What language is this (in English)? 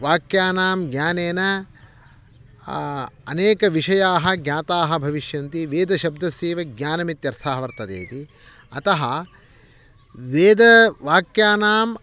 Sanskrit